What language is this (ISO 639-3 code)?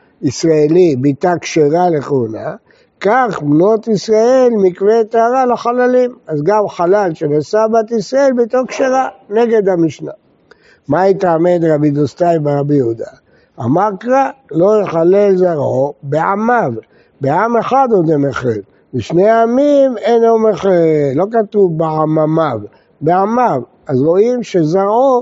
heb